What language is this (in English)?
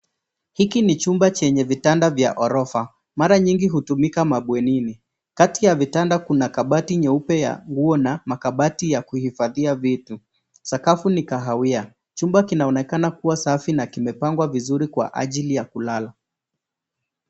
Swahili